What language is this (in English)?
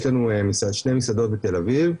Hebrew